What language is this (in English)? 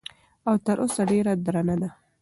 Pashto